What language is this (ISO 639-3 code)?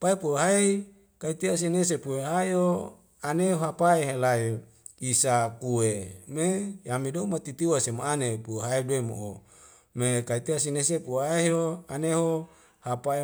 weo